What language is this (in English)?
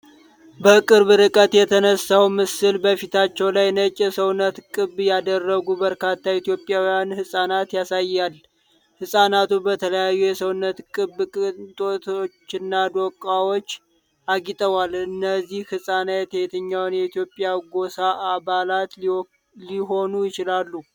Amharic